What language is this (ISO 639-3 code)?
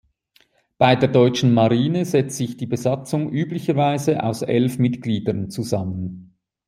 deu